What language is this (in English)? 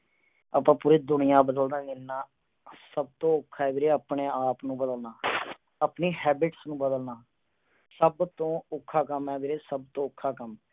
Punjabi